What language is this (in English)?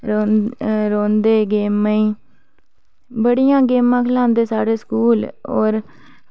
Dogri